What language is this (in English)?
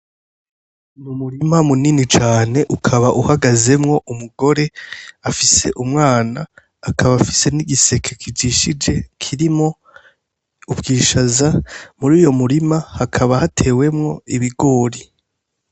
Rundi